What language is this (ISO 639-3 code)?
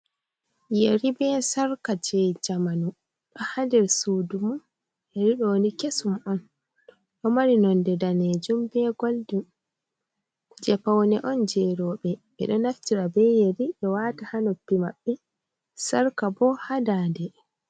ful